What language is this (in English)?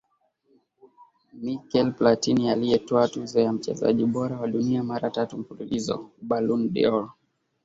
Swahili